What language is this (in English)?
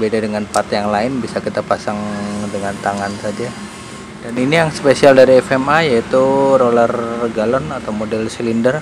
Indonesian